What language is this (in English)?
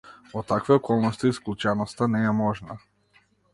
Macedonian